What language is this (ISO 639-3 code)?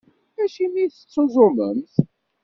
kab